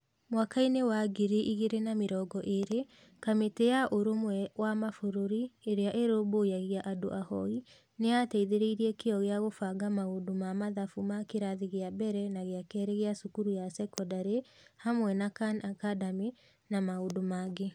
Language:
Kikuyu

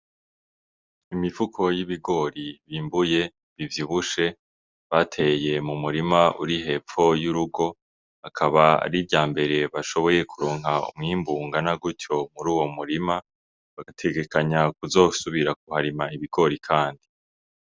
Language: Rundi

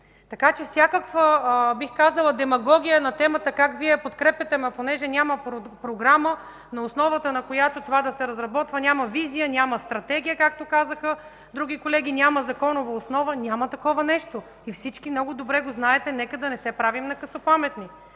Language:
Bulgarian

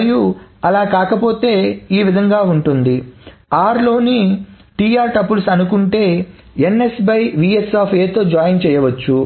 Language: Telugu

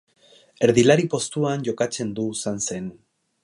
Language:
Basque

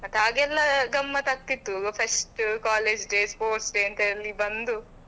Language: Kannada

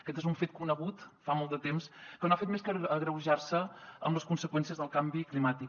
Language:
Catalan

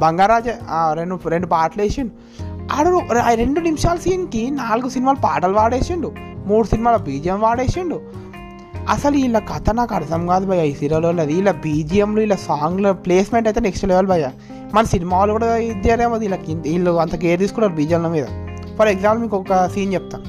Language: Telugu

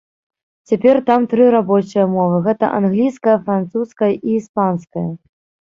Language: Belarusian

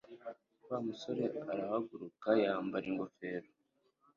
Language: Kinyarwanda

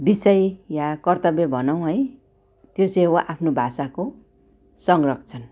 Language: Nepali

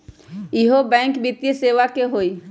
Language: Magahi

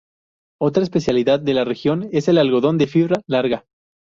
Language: Spanish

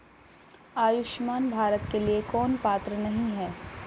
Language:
Hindi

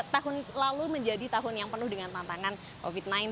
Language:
Indonesian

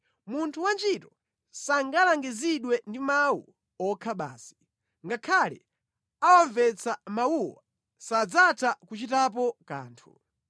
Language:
Nyanja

